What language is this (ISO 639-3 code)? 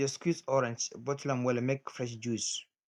pcm